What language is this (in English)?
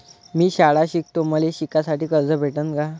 Marathi